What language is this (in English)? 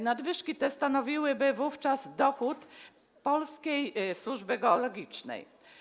Polish